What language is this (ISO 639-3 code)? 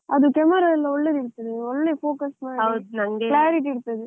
kan